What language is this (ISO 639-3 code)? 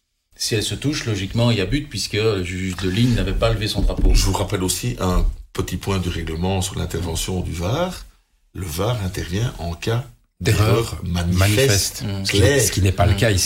fra